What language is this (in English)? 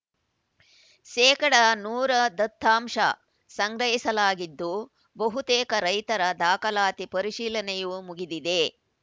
Kannada